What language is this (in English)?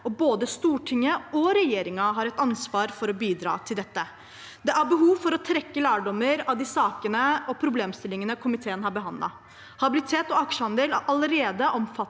Norwegian